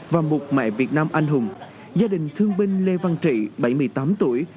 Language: Vietnamese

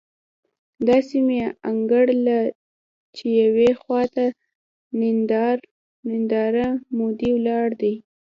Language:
Pashto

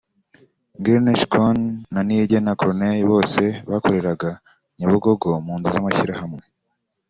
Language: Kinyarwanda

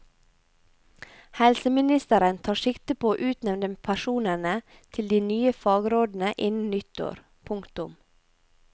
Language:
Norwegian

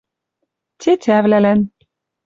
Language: Western Mari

